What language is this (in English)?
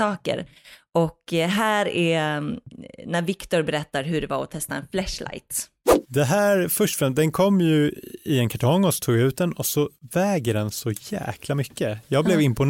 Swedish